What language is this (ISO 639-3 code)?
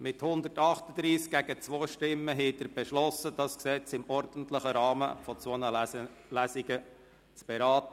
gsw